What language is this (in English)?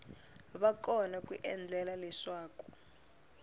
Tsonga